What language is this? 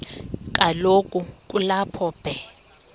Xhosa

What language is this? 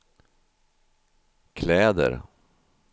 Swedish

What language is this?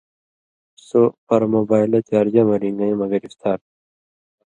Indus Kohistani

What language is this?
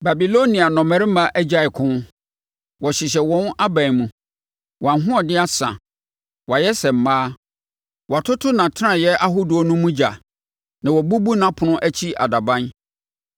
Akan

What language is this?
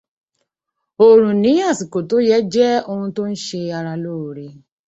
Yoruba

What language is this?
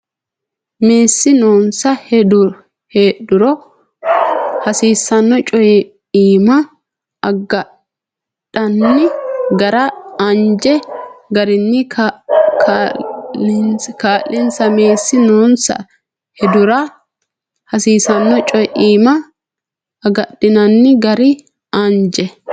Sidamo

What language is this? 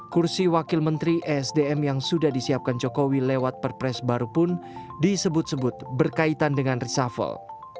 Indonesian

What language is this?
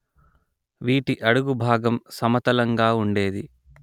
Telugu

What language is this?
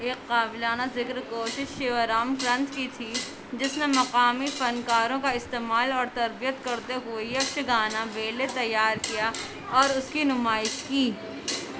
Urdu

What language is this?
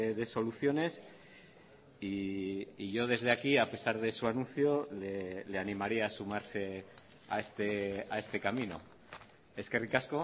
Spanish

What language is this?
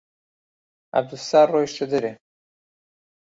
Central Kurdish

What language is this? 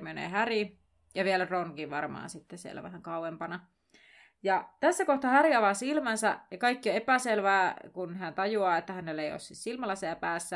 Finnish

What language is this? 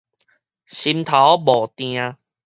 Min Nan Chinese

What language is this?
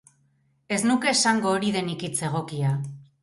Basque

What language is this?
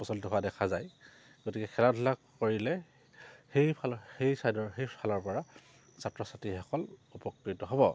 Assamese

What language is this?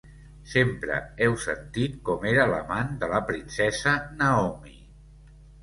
Catalan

